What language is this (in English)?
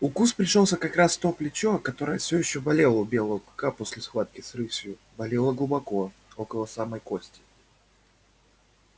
Russian